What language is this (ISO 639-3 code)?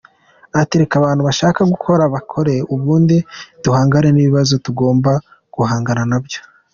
kin